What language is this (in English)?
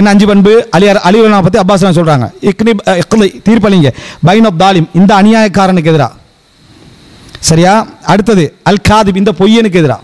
Arabic